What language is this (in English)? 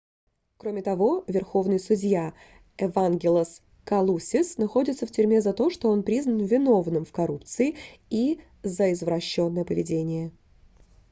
Russian